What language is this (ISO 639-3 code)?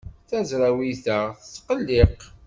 kab